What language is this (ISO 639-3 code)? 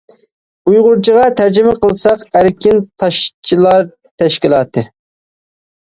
uig